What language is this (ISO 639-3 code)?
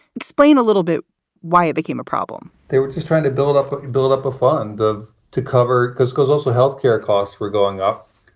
eng